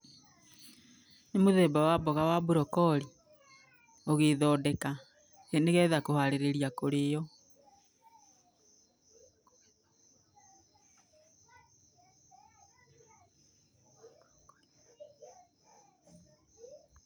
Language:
Kikuyu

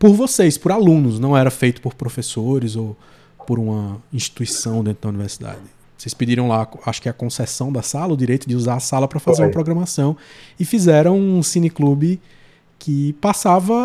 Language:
Portuguese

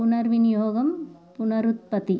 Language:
Telugu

